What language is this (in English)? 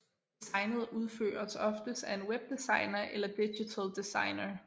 Danish